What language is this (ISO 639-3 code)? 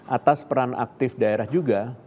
ind